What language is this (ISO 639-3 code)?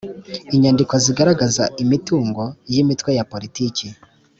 kin